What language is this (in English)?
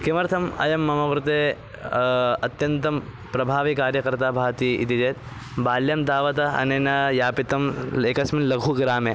Sanskrit